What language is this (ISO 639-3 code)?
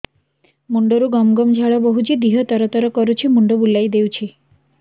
ori